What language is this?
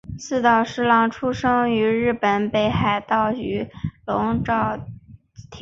Chinese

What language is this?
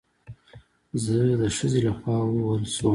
Pashto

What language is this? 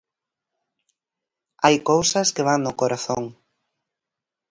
Galician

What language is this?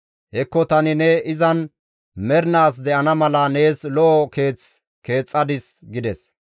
Gamo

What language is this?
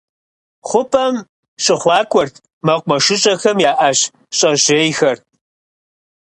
Kabardian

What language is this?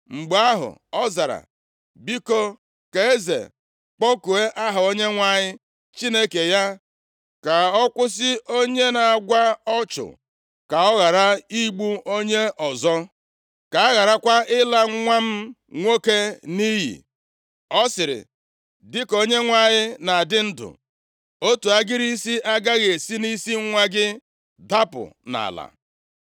Igbo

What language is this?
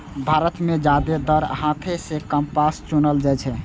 Maithili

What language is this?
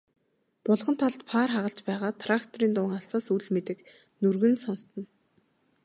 Mongolian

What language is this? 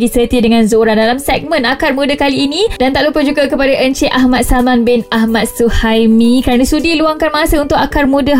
Malay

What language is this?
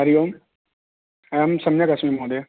Sanskrit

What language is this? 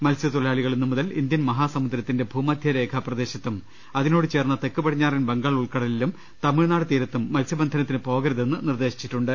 Malayalam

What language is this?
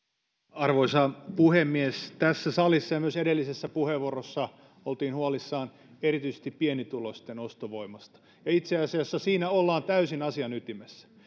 Finnish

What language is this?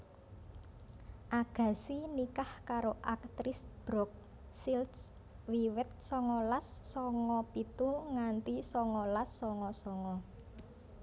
Javanese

